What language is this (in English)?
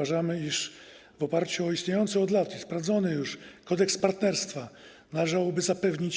Polish